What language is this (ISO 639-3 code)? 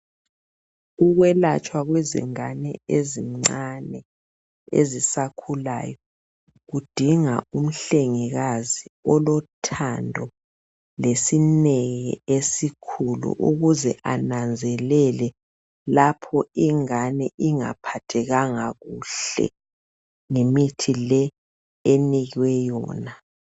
nde